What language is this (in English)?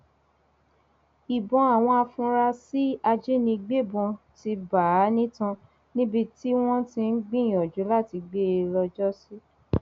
Yoruba